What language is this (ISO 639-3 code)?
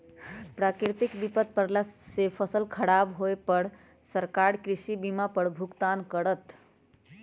mag